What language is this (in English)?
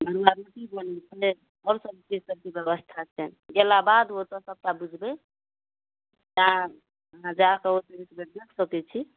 Maithili